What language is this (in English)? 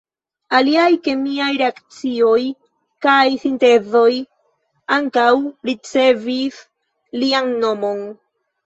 Esperanto